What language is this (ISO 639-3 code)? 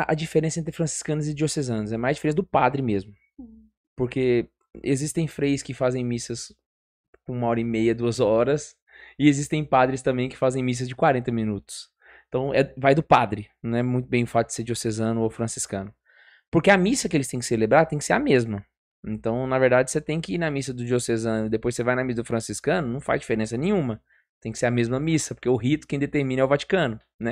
por